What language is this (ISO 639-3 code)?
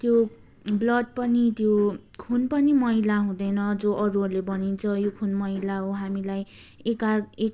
nep